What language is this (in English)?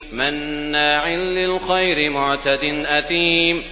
Arabic